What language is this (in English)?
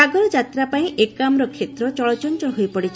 Odia